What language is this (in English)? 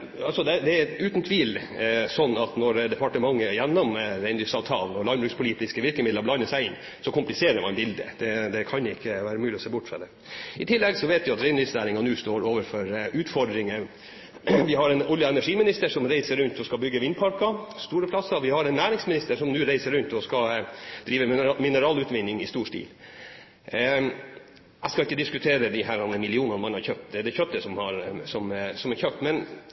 Norwegian Bokmål